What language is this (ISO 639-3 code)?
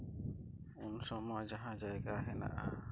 sat